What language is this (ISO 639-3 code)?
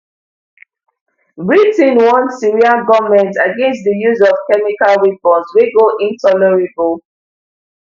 pcm